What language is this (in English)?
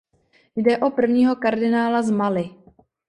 Czech